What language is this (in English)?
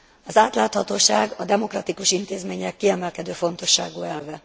Hungarian